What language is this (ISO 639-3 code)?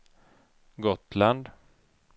swe